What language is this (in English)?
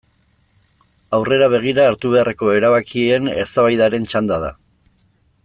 Basque